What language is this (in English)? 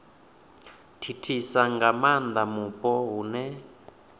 Venda